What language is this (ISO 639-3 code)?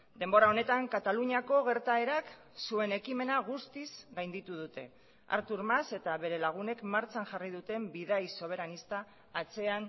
eus